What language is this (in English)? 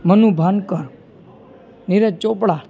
Gujarati